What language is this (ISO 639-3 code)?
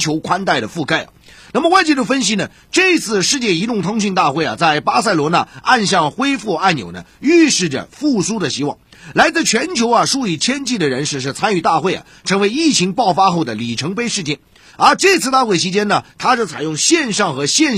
zho